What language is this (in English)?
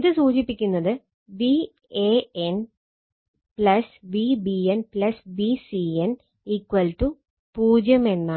Malayalam